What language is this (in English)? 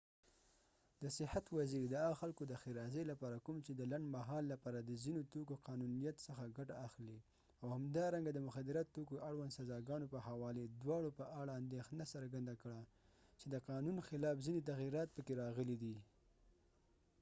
Pashto